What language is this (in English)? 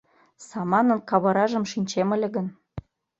Mari